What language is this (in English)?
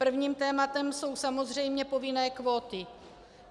Czech